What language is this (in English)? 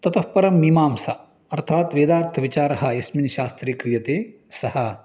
Sanskrit